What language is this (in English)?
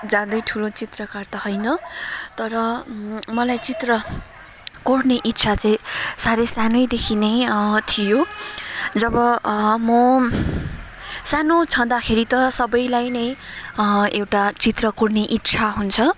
Nepali